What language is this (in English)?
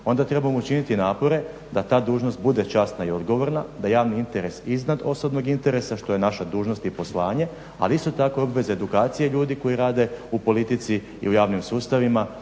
Croatian